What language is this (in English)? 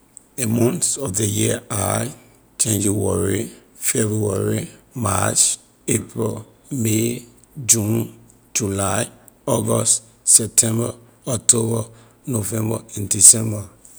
Liberian English